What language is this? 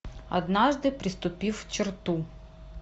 Russian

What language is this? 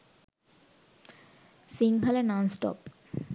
Sinhala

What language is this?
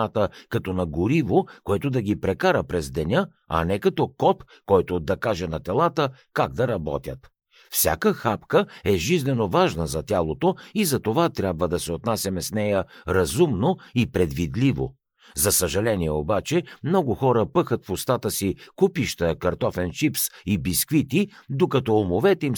Bulgarian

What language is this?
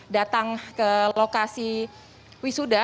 Indonesian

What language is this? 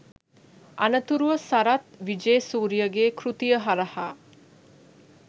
Sinhala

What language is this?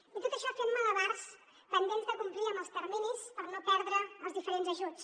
Catalan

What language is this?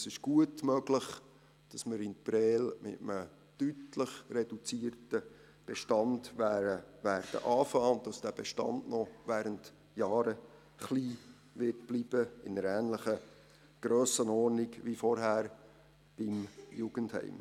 Swiss German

